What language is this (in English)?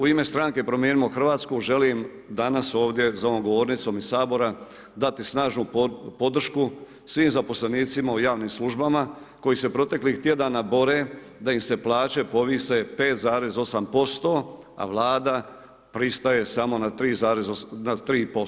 Croatian